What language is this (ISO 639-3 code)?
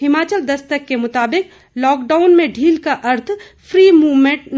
hin